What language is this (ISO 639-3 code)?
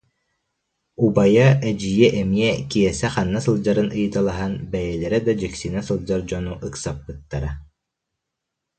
sah